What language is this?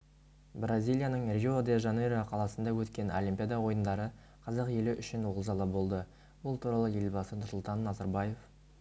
Kazakh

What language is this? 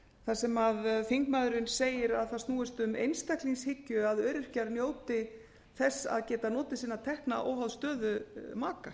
Icelandic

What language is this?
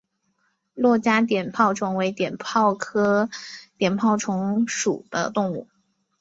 Chinese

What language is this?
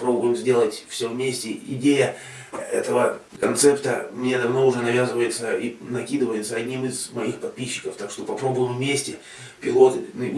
Russian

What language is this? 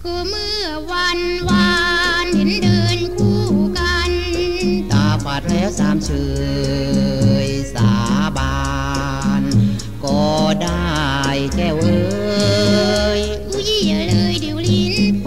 Thai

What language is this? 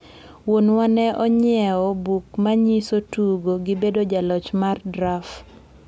Luo (Kenya and Tanzania)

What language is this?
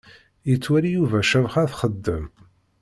Kabyle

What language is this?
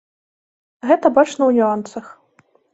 Belarusian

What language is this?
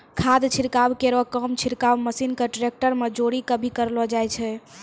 Maithili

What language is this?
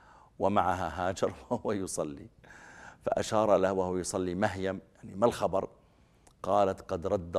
Arabic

